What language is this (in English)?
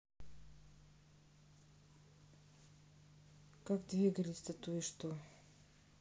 Russian